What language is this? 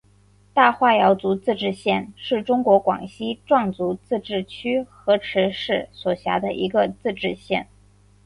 Chinese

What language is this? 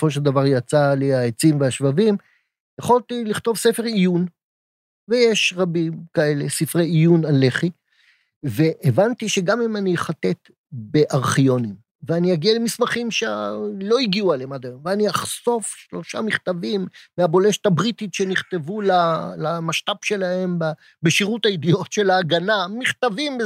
Hebrew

